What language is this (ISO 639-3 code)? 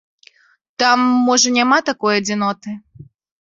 bel